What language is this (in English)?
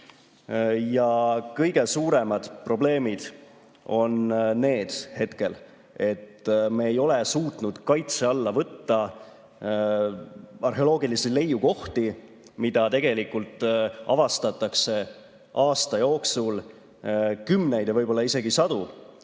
Estonian